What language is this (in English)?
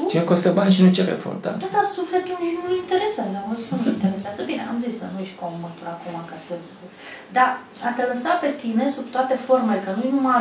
Romanian